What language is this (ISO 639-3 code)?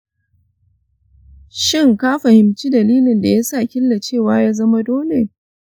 hau